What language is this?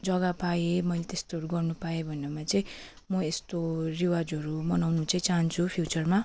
Nepali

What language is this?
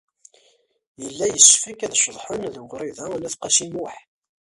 Kabyle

